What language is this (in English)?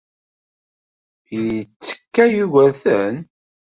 Kabyle